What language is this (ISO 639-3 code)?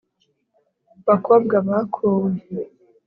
kin